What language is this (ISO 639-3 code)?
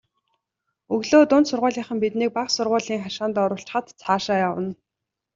mon